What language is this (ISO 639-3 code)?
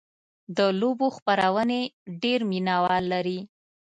pus